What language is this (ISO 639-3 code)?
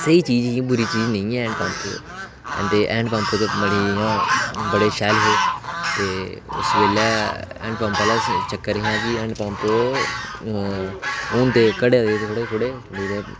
doi